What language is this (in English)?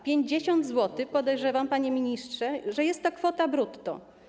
Polish